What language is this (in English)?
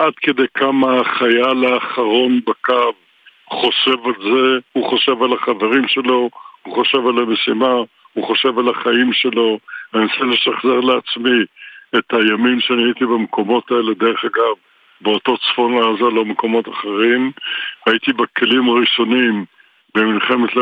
Hebrew